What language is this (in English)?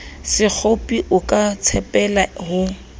Southern Sotho